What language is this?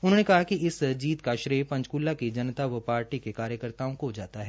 Hindi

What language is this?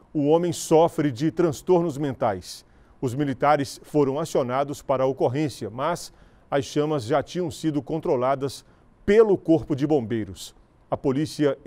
Portuguese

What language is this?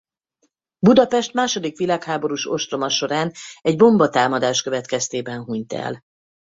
Hungarian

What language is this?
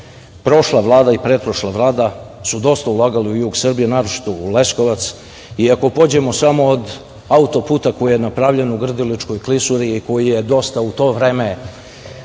Serbian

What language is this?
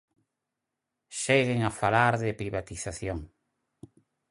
Galician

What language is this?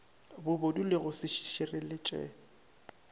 Northern Sotho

